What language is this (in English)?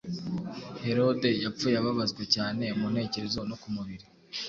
Kinyarwanda